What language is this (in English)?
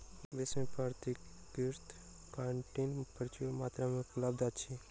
Maithili